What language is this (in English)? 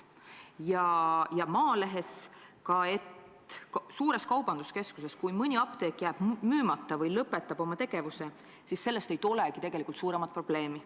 Estonian